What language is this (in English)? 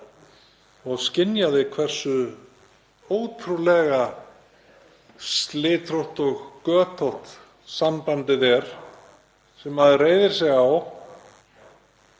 Icelandic